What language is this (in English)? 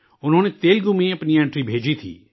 Urdu